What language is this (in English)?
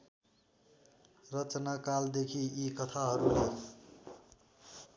Nepali